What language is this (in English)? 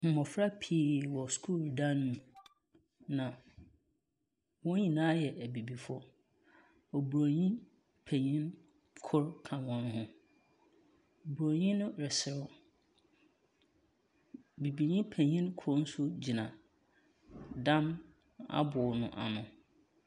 Akan